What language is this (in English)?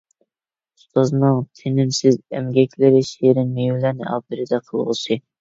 Uyghur